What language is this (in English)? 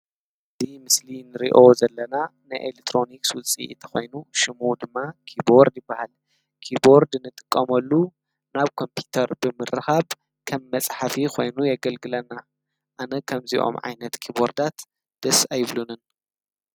Tigrinya